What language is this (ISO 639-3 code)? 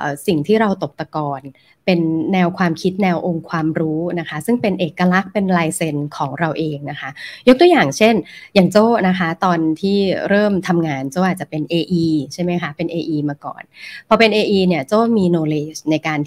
tha